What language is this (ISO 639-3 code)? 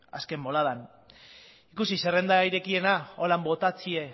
eus